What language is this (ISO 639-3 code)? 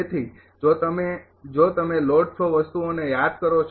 guj